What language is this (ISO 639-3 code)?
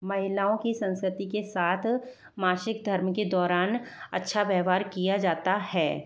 hin